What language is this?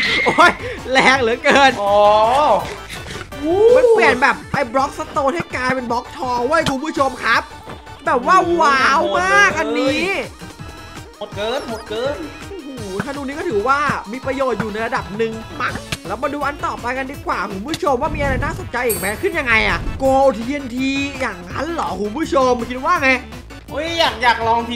Thai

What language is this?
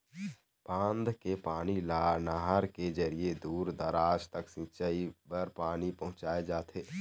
Chhattisgarhi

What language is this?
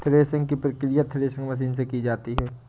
Hindi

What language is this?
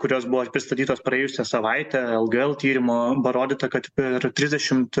Lithuanian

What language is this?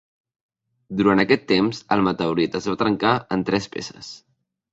Catalan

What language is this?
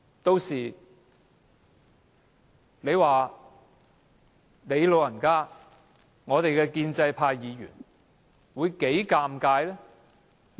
Cantonese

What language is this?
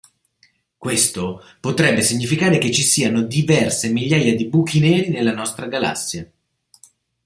Italian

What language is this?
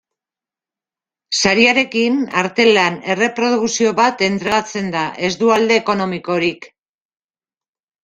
Basque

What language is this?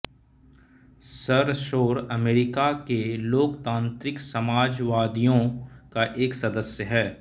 Hindi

